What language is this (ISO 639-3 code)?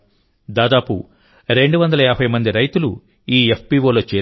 tel